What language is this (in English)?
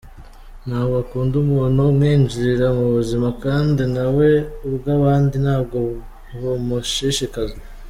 Kinyarwanda